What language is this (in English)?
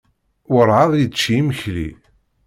Kabyle